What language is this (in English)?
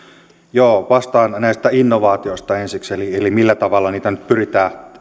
Finnish